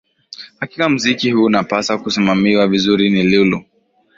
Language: Swahili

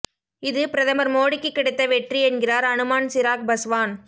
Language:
Tamil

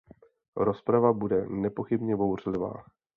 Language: Czech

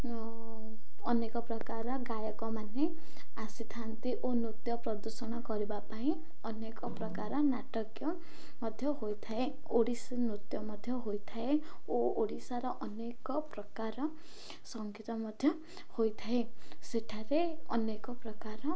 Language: Odia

